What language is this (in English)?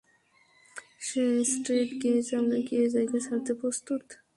Bangla